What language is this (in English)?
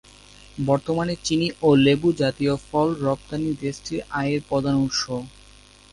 Bangla